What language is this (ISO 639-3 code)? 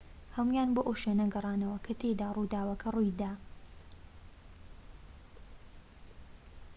ckb